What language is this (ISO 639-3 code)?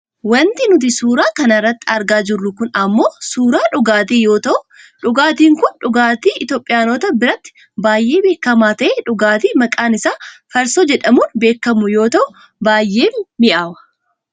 orm